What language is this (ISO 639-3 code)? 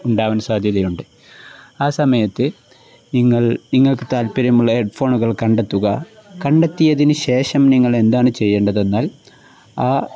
mal